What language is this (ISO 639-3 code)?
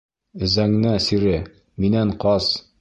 bak